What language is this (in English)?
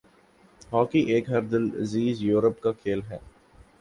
Urdu